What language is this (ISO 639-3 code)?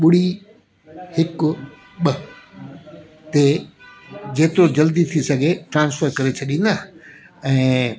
snd